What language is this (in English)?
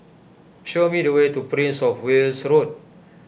English